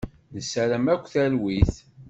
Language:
Kabyle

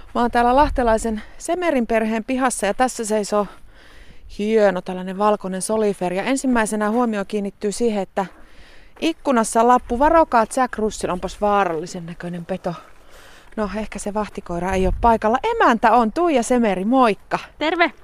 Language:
Finnish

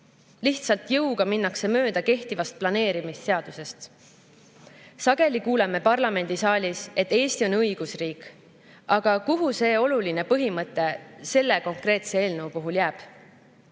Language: Estonian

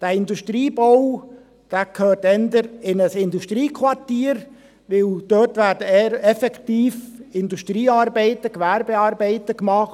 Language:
Swiss German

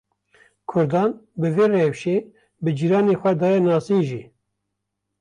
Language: Kurdish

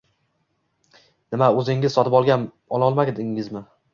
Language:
Uzbek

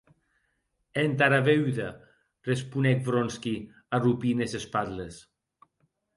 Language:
Occitan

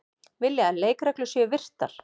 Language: Icelandic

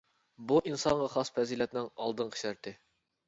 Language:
Uyghur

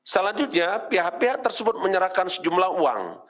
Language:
Indonesian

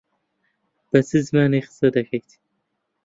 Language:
Central Kurdish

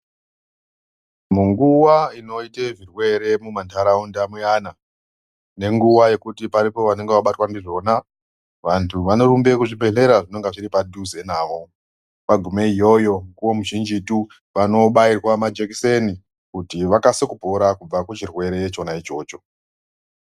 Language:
Ndau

